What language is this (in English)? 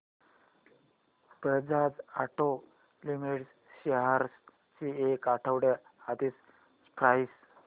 Marathi